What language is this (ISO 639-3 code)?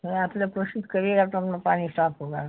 urd